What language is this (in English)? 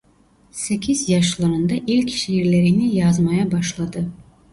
Turkish